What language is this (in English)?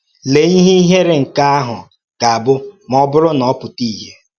Igbo